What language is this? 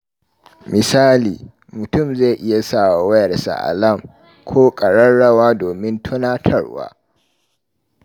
Hausa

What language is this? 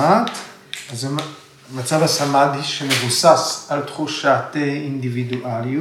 Hebrew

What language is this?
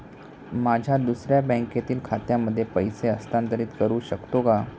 Marathi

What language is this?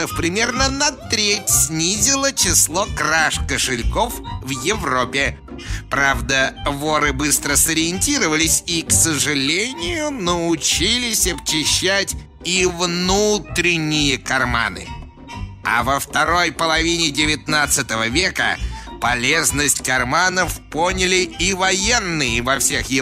Russian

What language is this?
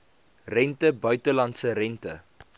Afrikaans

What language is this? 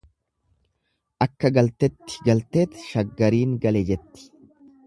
Oromo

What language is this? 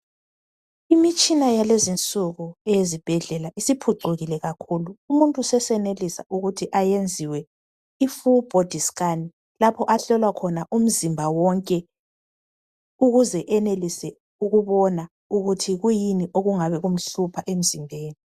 North Ndebele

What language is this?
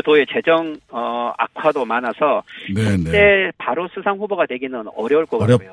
Korean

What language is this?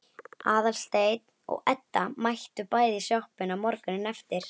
Icelandic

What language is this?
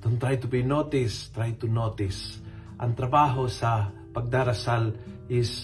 Filipino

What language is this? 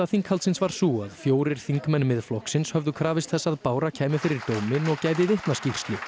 Icelandic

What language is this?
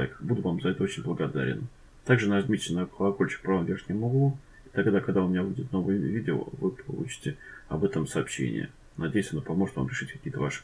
Russian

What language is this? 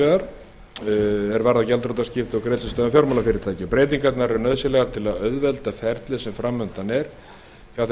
Icelandic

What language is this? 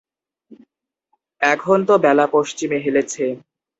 Bangla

